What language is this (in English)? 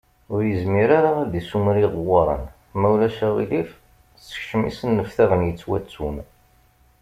Kabyle